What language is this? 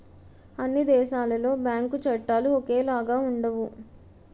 Telugu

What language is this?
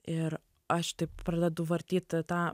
Lithuanian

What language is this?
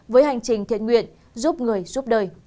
Vietnamese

